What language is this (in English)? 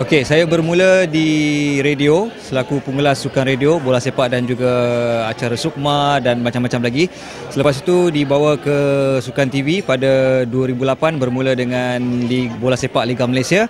Malay